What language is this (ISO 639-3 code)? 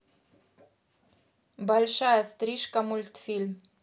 rus